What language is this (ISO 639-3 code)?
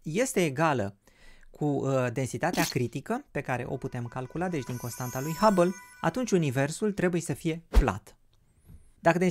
ron